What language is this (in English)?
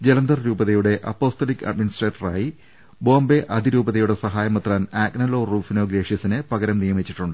Malayalam